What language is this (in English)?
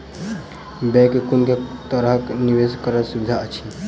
Maithili